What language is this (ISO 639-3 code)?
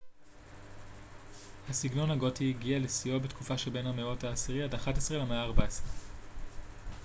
heb